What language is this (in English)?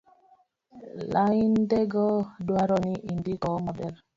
Luo (Kenya and Tanzania)